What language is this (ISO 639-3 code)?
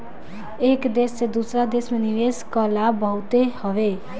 bho